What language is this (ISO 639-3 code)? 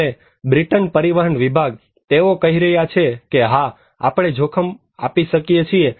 guj